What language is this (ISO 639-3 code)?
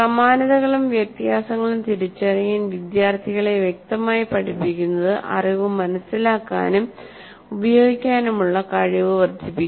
mal